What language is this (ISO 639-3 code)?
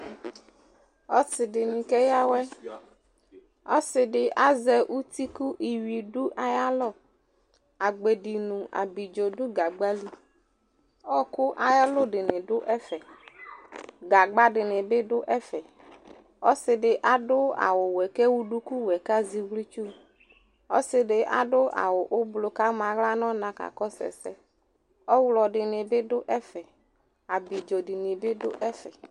kpo